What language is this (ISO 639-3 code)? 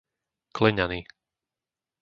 slk